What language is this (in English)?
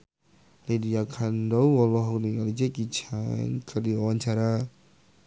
Sundanese